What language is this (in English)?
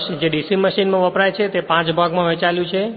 Gujarati